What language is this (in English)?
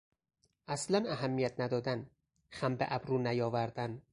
Persian